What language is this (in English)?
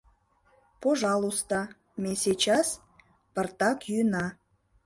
Mari